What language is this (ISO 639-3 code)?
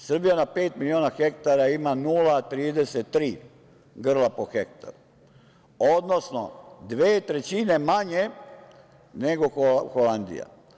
srp